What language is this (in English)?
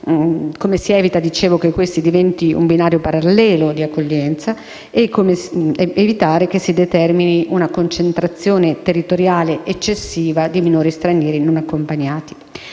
Italian